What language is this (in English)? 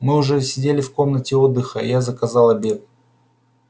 Russian